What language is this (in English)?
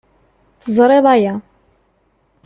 Kabyle